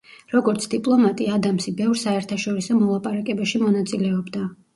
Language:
Georgian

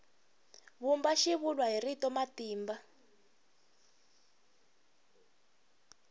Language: Tsonga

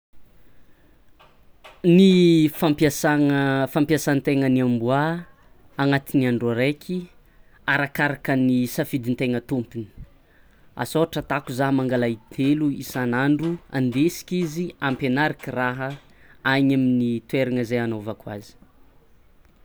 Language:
Tsimihety Malagasy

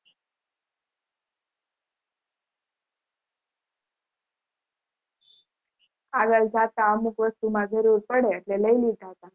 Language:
Gujarati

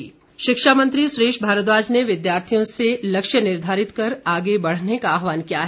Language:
Hindi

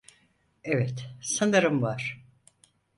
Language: Turkish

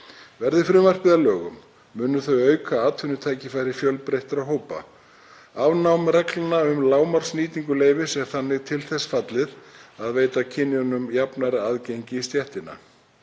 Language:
Icelandic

